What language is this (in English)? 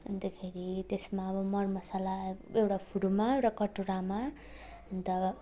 Nepali